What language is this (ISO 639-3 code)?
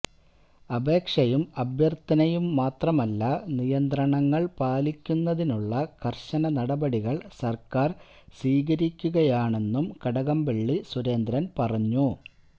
mal